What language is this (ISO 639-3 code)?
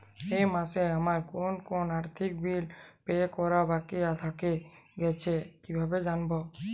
ben